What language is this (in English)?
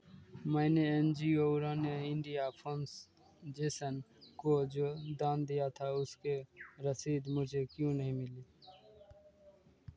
Hindi